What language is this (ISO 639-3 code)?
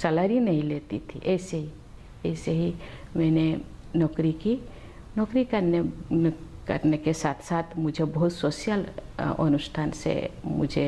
hin